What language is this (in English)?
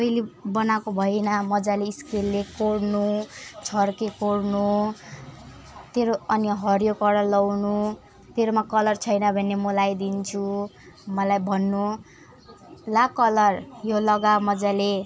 Nepali